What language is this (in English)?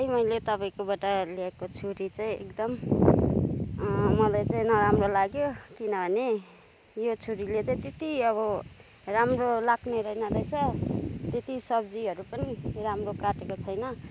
Nepali